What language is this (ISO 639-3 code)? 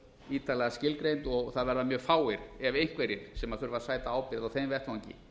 isl